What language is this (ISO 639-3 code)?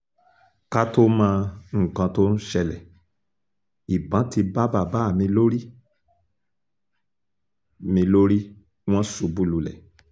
yor